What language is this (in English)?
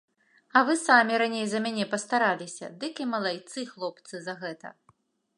Belarusian